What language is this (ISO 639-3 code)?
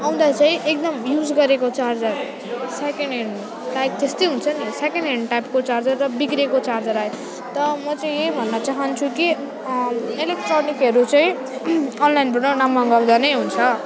nep